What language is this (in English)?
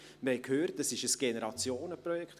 Swiss German